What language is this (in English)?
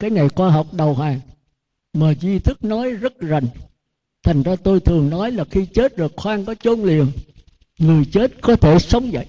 Vietnamese